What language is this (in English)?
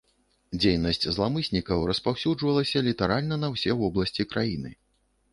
Belarusian